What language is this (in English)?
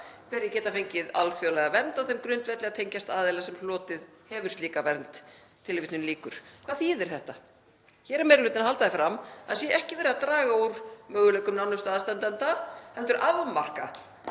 Icelandic